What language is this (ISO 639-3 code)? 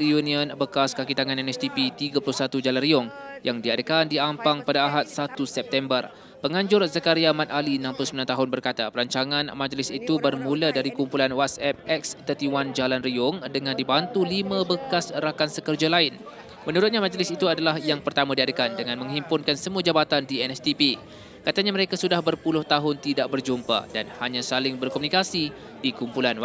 msa